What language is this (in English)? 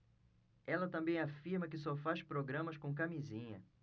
Portuguese